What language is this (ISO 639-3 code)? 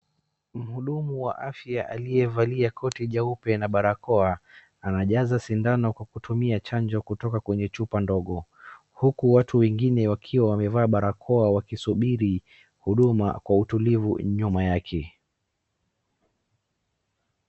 swa